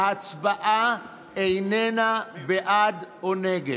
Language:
Hebrew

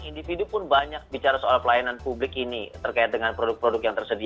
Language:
Indonesian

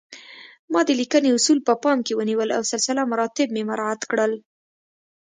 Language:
Pashto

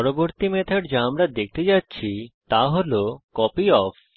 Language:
Bangla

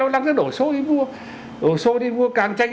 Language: Vietnamese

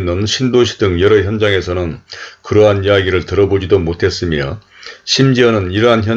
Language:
Korean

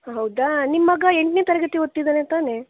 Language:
Kannada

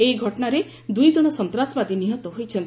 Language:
Odia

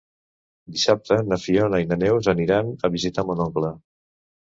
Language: Catalan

